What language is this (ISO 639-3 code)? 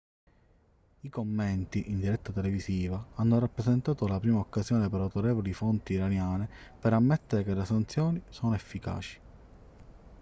ita